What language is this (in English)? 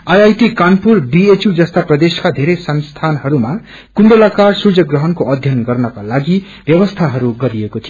Nepali